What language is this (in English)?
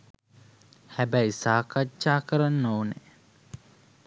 Sinhala